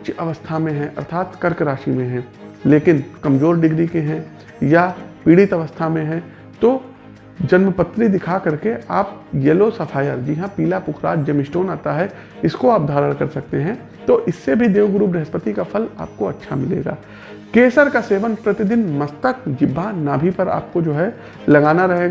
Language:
Hindi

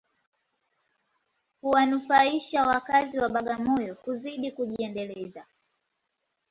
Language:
Swahili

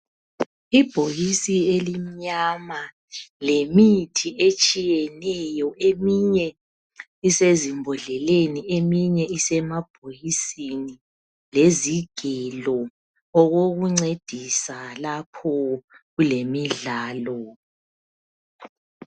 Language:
North Ndebele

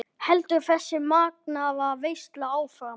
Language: Icelandic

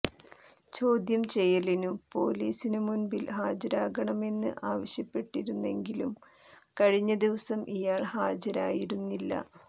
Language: Malayalam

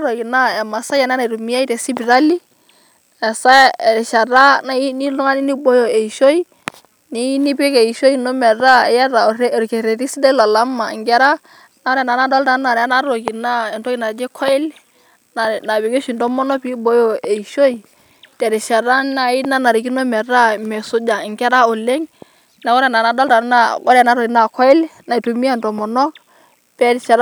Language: Masai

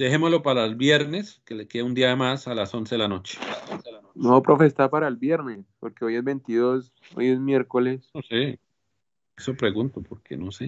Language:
Spanish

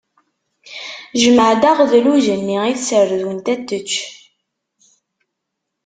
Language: Kabyle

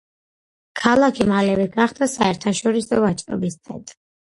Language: Georgian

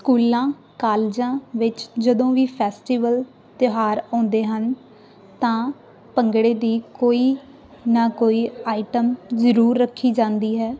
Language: Punjabi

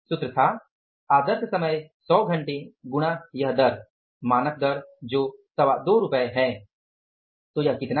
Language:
Hindi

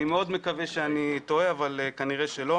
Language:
Hebrew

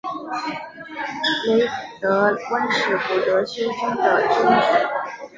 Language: Chinese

